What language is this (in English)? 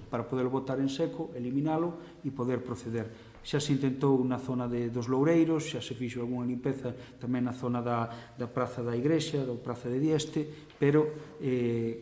Galician